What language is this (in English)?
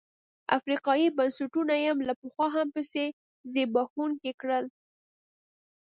Pashto